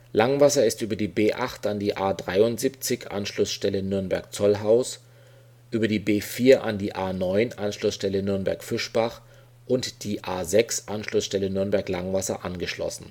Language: German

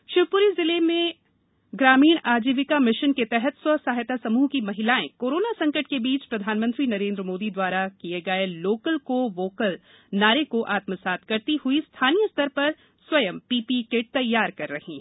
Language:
Hindi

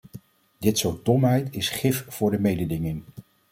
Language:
Dutch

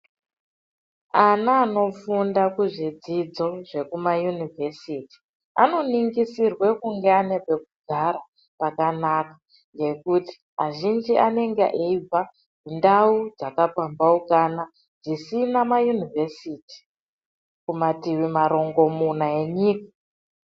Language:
Ndau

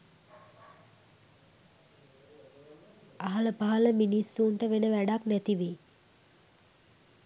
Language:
Sinhala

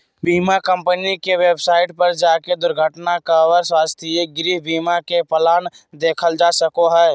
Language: Magahi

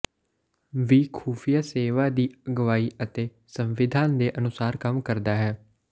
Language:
Punjabi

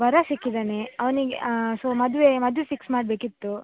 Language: Kannada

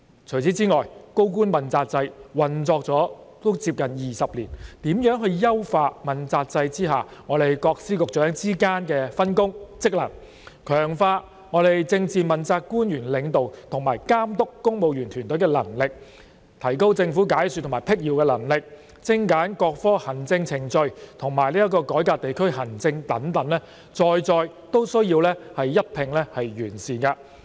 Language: Cantonese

